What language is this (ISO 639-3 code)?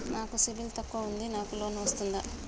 tel